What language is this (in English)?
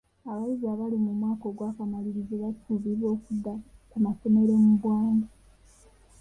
Ganda